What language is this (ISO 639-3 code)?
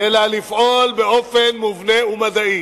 heb